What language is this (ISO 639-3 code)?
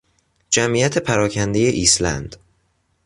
fas